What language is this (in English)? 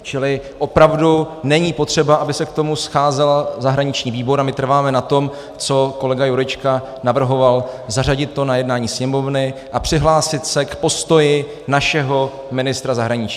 Czech